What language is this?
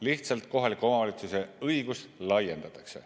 Estonian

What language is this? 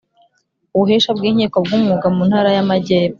Kinyarwanda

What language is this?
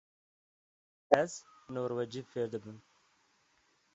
Kurdish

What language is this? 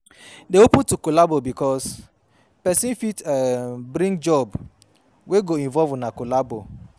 Nigerian Pidgin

